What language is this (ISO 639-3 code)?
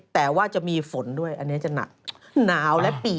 tha